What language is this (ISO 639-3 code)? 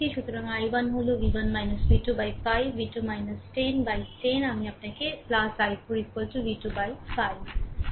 ben